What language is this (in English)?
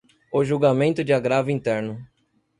Portuguese